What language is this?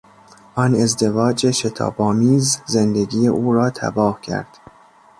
Persian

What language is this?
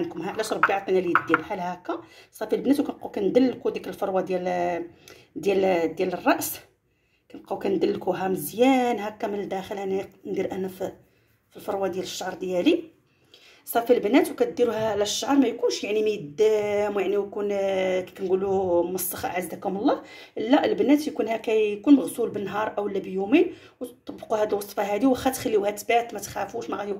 Arabic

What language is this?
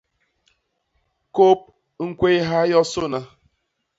Basaa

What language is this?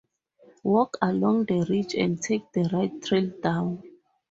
English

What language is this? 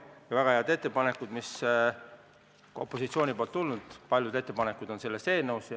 Estonian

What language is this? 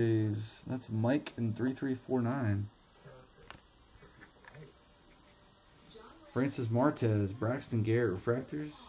English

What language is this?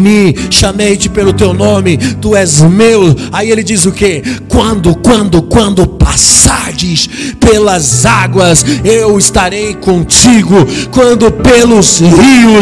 Portuguese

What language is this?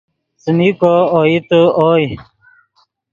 Yidgha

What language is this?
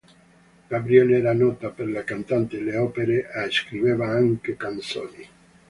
Italian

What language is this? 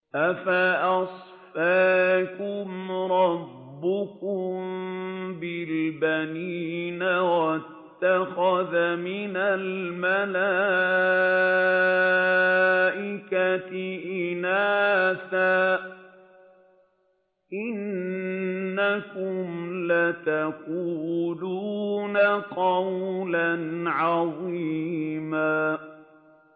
Arabic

